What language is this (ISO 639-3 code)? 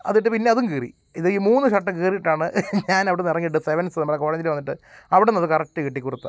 mal